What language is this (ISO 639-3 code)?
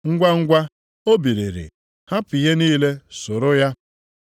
ibo